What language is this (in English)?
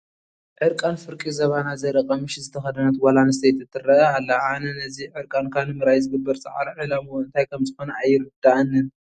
Tigrinya